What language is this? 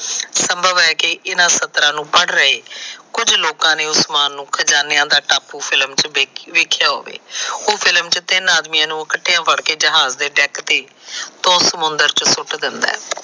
Punjabi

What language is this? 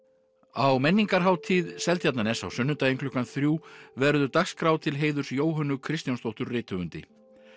Icelandic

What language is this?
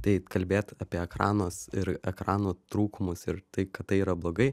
Lithuanian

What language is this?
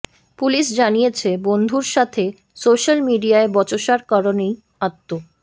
Bangla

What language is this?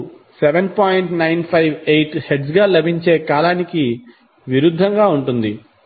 Telugu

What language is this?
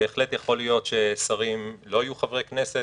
Hebrew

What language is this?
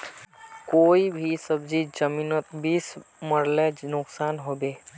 Magahi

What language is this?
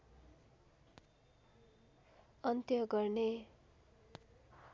Nepali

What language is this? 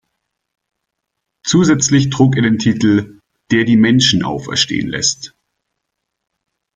German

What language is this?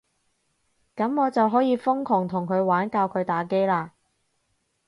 Cantonese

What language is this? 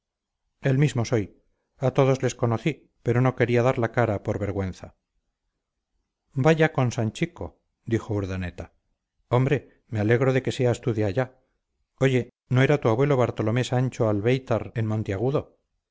Spanish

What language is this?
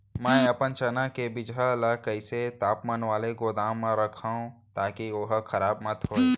Chhattisgarhi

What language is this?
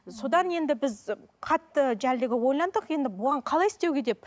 Kazakh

